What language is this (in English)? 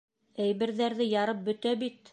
Bashkir